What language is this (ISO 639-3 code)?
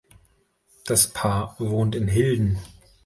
deu